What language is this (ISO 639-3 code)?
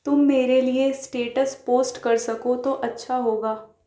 urd